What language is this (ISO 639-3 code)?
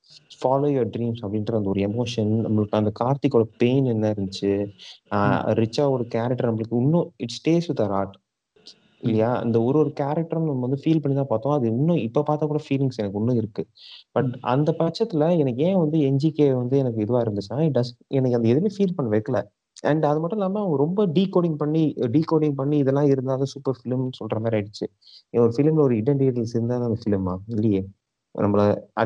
tam